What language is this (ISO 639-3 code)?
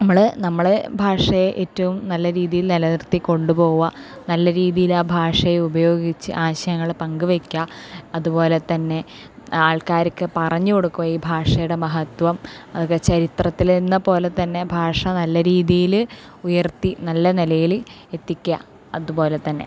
mal